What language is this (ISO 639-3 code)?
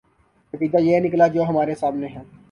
urd